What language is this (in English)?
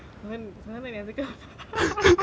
English